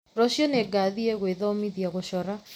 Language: Kikuyu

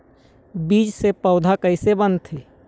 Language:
Chhattisgarhi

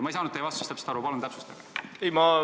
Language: Estonian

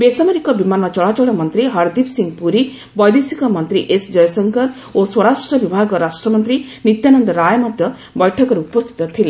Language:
Odia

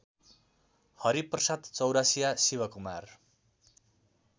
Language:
Nepali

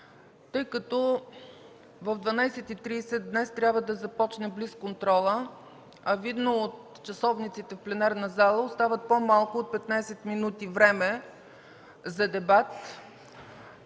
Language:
Bulgarian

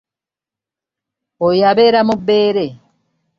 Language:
Ganda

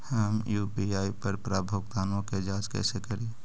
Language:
Magahi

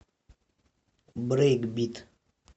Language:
Russian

